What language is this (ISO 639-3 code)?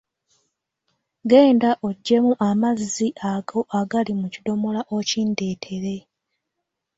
lug